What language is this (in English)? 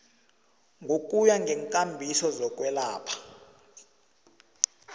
South Ndebele